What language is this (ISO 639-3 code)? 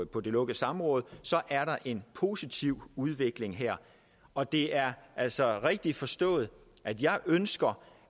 dan